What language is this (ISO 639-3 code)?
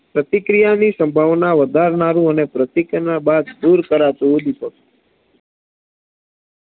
guj